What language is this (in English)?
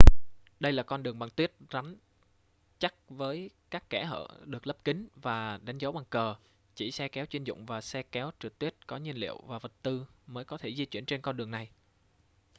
Vietnamese